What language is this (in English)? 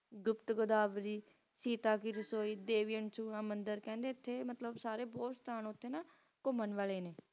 Punjabi